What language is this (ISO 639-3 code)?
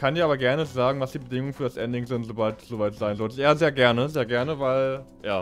deu